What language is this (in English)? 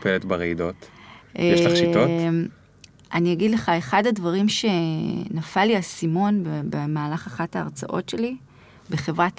Hebrew